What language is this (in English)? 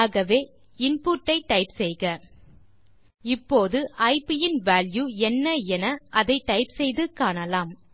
Tamil